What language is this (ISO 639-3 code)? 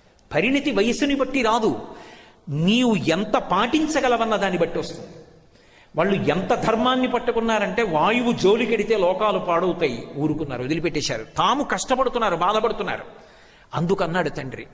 tel